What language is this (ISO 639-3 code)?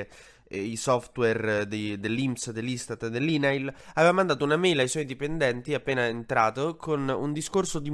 ita